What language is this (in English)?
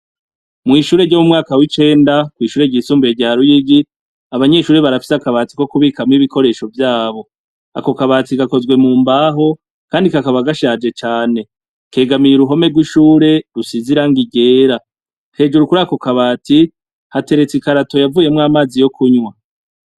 Rundi